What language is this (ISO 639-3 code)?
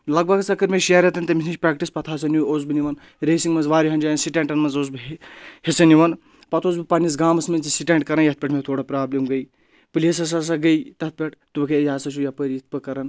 kas